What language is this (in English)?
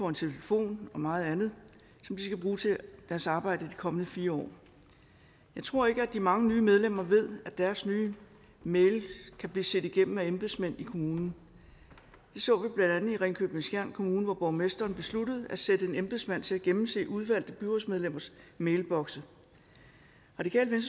Danish